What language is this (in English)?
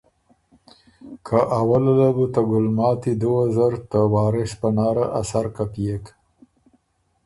Ormuri